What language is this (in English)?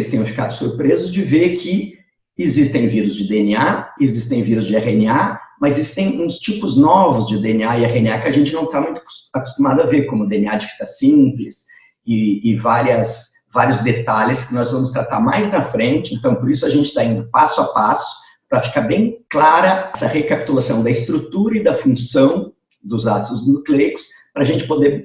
Portuguese